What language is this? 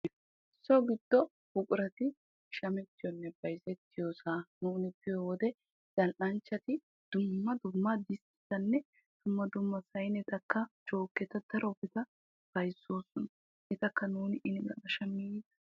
Wolaytta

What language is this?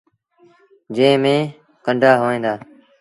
Sindhi Bhil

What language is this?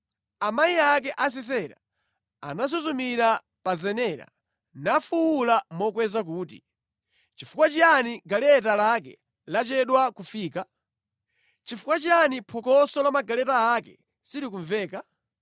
Nyanja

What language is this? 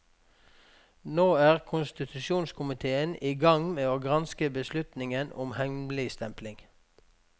Norwegian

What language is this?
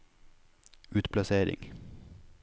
Norwegian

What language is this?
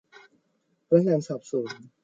Thai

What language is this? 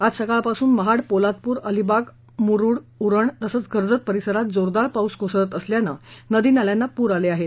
Marathi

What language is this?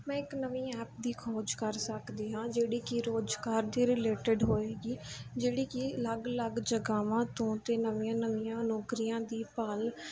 Punjabi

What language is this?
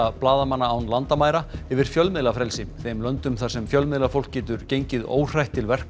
Icelandic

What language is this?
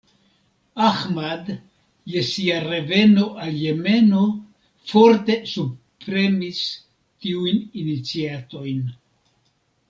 Esperanto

